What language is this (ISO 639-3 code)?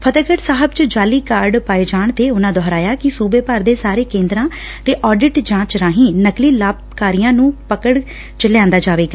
pan